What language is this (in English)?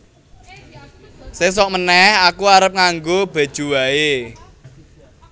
Javanese